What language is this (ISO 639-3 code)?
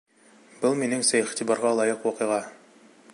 bak